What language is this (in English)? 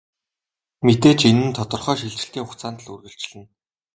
Mongolian